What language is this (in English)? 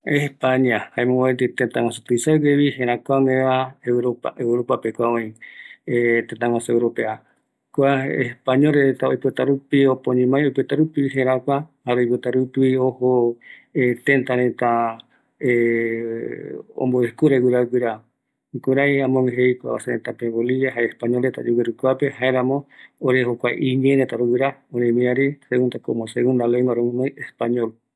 Eastern Bolivian Guaraní